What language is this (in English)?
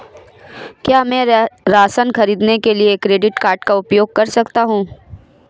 Hindi